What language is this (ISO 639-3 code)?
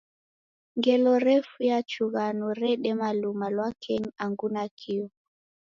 dav